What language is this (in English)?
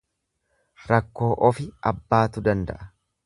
Oromo